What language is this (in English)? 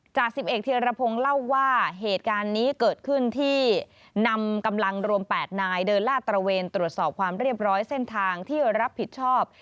Thai